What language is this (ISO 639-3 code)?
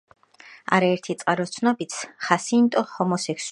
kat